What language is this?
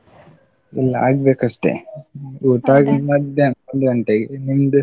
Kannada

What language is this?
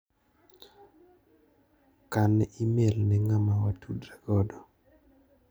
Luo (Kenya and Tanzania)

